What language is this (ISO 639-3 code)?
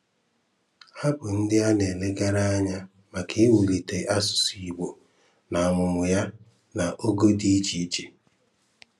ibo